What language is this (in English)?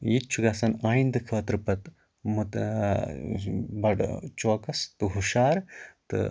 Kashmiri